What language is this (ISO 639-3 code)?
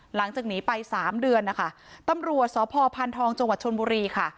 tha